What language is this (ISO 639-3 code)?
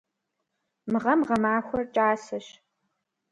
kbd